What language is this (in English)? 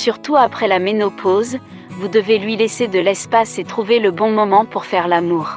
French